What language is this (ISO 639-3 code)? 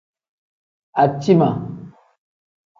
kdh